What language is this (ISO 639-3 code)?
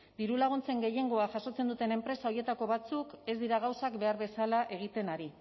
eus